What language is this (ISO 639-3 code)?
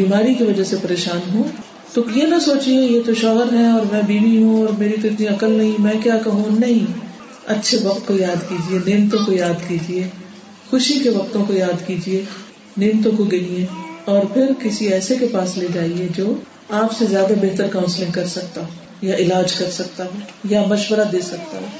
urd